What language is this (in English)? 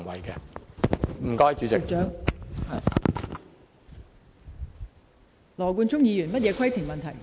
Cantonese